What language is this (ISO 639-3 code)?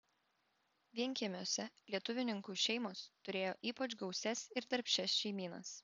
lit